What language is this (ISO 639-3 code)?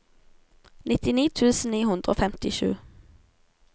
nor